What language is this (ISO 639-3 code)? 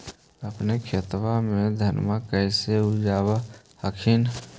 mag